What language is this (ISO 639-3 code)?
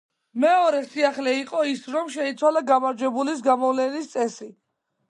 kat